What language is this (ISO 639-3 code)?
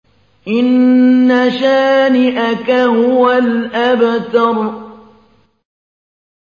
ara